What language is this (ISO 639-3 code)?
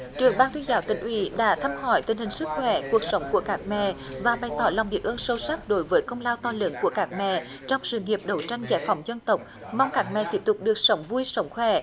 vie